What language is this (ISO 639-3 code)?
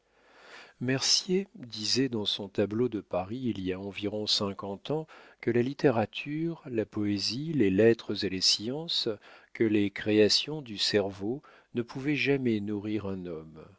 fra